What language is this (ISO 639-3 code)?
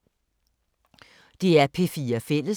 dan